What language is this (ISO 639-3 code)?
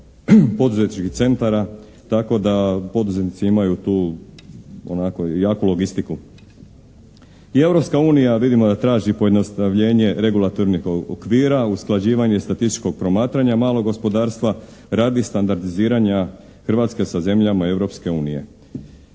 hrv